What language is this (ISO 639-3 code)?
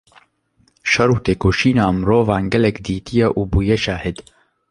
kur